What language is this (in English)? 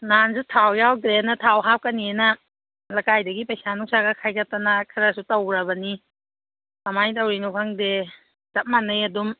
Manipuri